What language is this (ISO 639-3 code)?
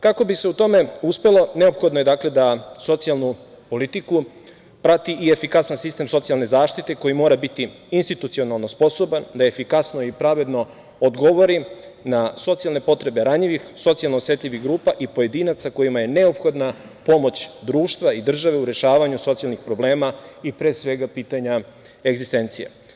srp